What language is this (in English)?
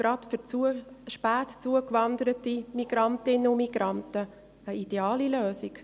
Swiss German